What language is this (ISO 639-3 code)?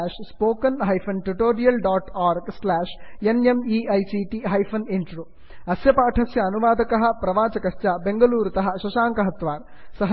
san